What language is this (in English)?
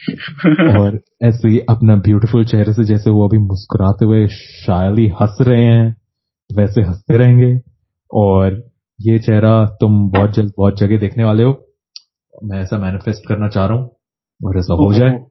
Hindi